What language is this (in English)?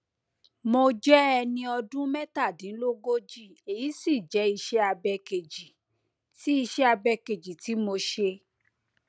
Yoruba